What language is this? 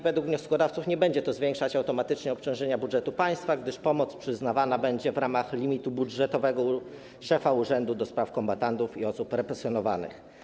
Polish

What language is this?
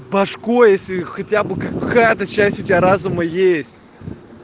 Russian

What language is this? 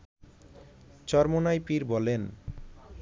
Bangla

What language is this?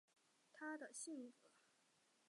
Chinese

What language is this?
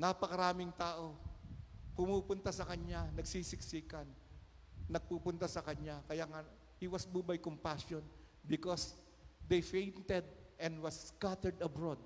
Filipino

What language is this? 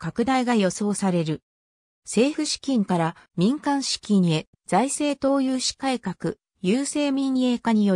Japanese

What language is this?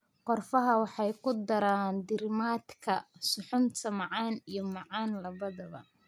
Somali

